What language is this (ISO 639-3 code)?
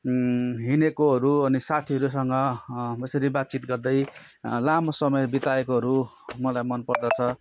nep